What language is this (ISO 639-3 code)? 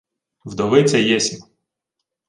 ukr